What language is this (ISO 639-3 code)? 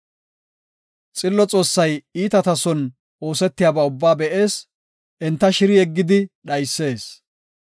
gof